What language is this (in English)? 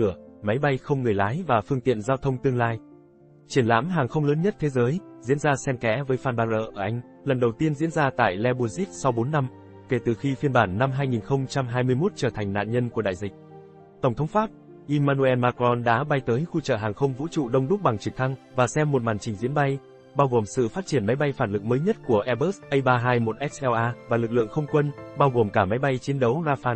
Vietnamese